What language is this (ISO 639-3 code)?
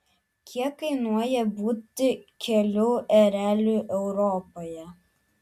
lit